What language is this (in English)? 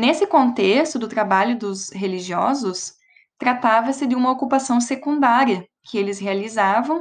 Portuguese